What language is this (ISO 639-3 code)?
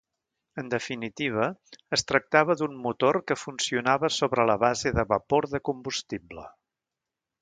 cat